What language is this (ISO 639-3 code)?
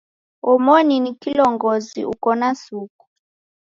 dav